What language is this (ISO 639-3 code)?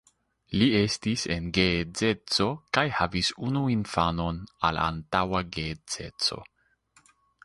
epo